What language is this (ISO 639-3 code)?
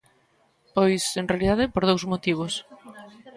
glg